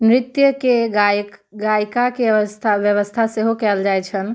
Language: Maithili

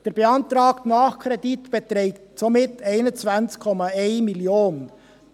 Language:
Swiss German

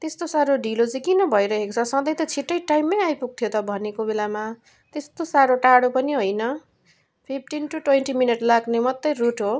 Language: Nepali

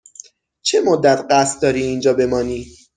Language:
Persian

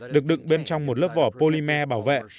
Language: Vietnamese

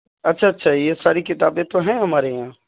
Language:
Urdu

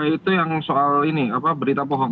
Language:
Indonesian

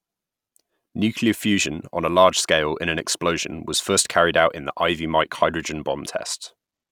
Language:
English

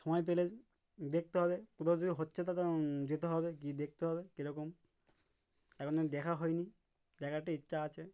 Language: Bangla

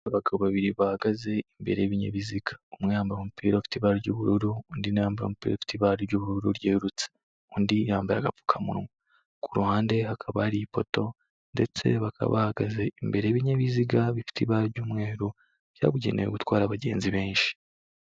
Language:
Kinyarwanda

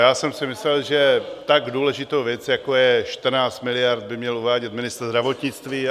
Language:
Czech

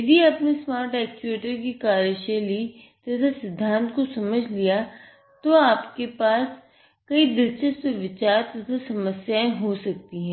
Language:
Hindi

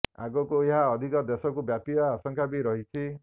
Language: Odia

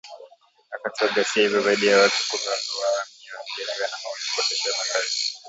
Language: Swahili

